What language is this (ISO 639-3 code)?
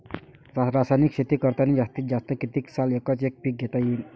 mar